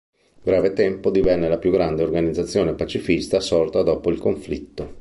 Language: Italian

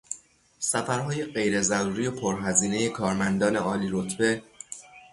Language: Persian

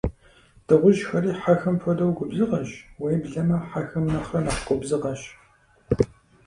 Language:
Kabardian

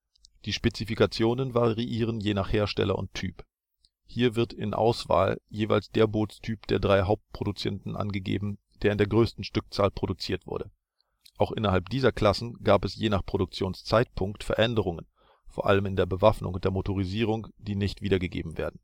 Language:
German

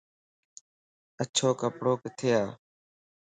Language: Lasi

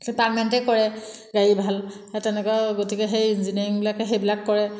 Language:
Assamese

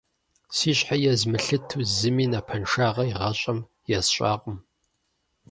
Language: Kabardian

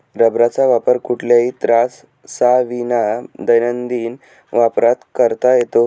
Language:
Marathi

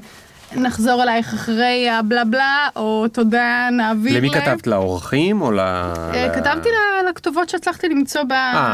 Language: Hebrew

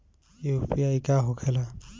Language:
Bhojpuri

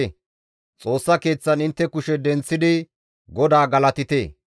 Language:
Gamo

